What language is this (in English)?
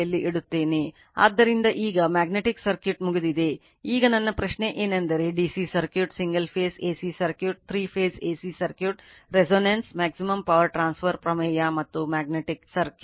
Kannada